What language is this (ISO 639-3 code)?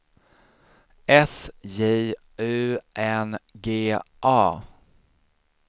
swe